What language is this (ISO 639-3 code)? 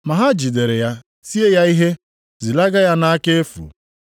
ibo